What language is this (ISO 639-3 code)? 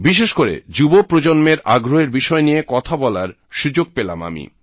ben